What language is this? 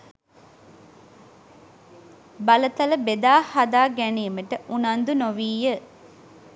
Sinhala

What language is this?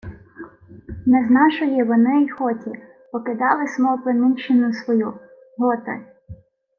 Ukrainian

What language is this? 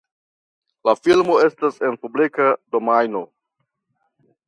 Esperanto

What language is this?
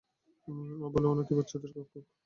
Bangla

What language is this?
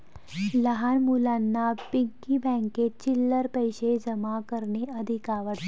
Marathi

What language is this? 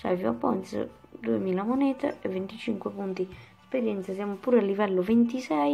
Italian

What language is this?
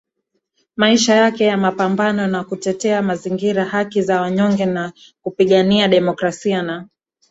Swahili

